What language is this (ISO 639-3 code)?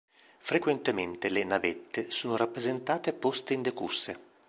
ita